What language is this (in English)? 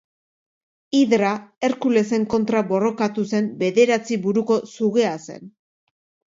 Basque